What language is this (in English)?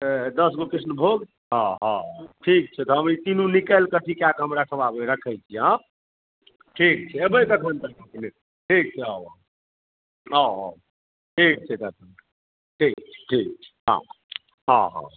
Maithili